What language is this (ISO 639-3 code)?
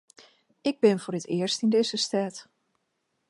fry